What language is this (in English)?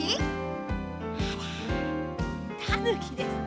Japanese